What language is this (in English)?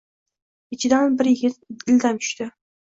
Uzbek